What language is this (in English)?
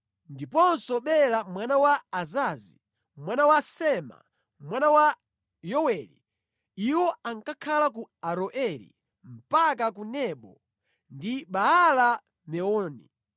Nyanja